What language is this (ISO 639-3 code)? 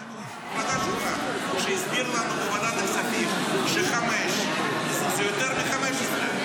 heb